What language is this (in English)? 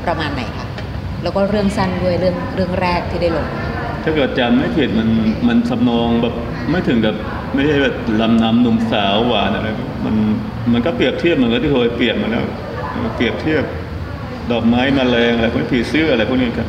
Thai